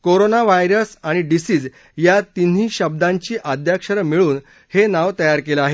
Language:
Marathi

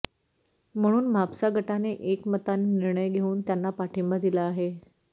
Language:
Marathi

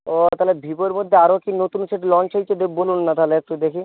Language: Bangla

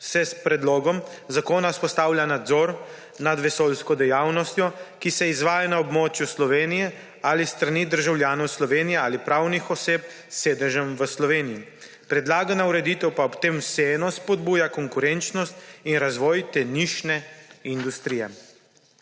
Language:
Slovenian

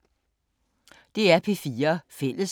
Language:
Danish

